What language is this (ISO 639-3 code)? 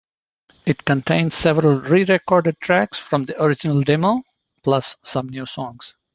eng